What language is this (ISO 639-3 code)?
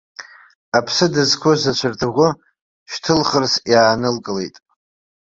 abk